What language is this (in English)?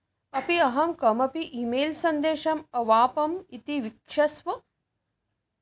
Sanskrit